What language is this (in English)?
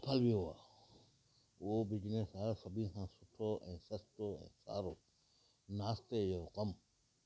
Sindhi